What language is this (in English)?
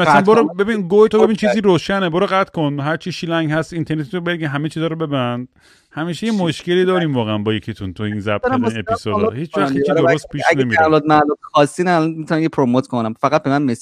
Persian